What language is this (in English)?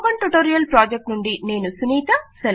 Telugu